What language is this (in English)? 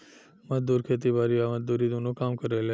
Bhojpuri